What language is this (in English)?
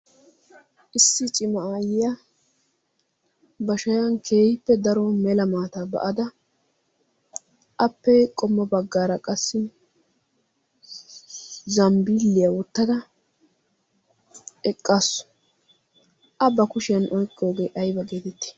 Wolaytta